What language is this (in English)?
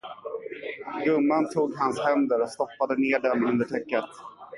Swedish